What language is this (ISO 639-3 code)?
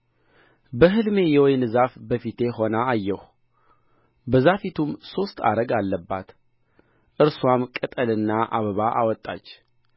amh